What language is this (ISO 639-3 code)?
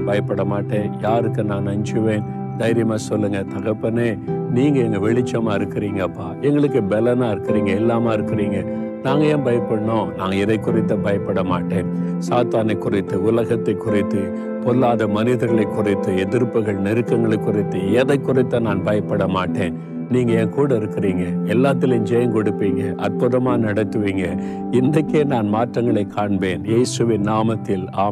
tam